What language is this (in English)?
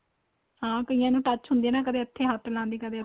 Punjabi